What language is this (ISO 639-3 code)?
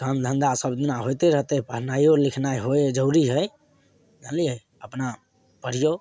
mai